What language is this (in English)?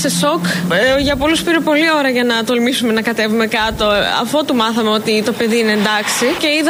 Greek